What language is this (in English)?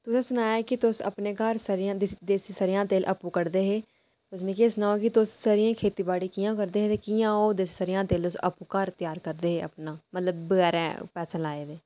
Dogri